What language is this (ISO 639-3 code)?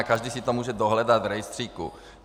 ces